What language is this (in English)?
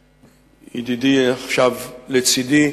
Hebrew